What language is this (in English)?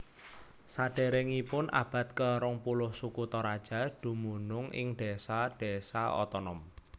Javanese